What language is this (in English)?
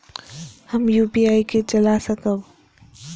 Maithili